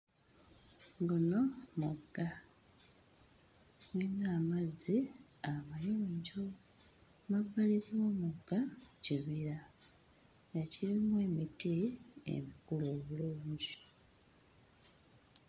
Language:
Ganda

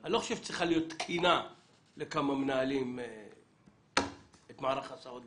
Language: Hebrew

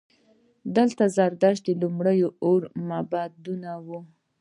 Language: Pashto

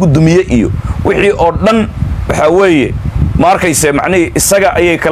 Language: Arabic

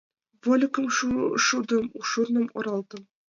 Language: Mari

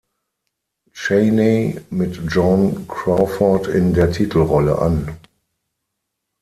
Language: German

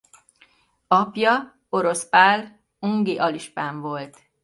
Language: Hungarian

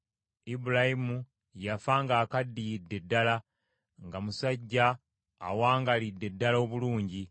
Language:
Ganda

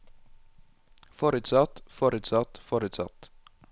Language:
Norwegian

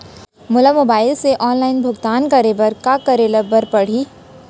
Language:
Chhattisgarhi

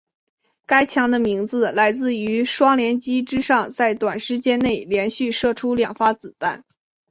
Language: Chinese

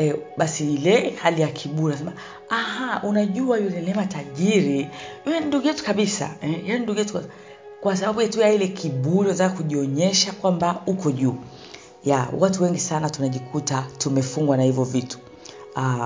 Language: Swahili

